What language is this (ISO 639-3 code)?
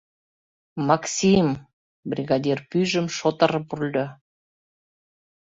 chm